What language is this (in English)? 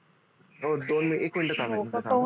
Marathi